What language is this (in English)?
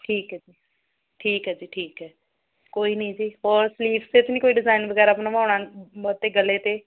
Punjabi